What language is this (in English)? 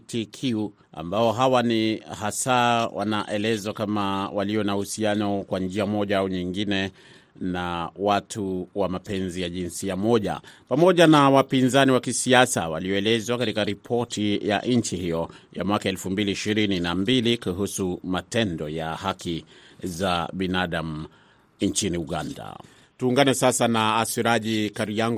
Swahili